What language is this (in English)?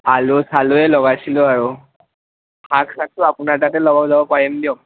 Assamese